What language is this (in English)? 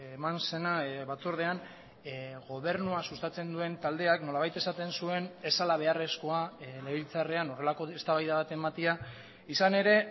Basque